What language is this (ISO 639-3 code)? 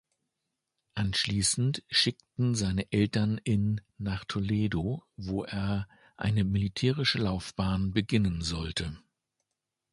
deu